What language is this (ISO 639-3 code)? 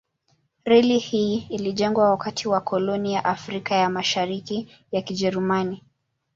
swa